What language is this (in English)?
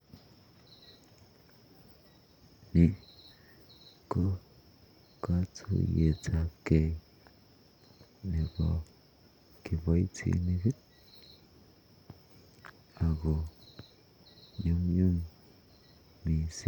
Kalenjin